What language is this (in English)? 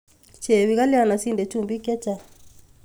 Kalenjin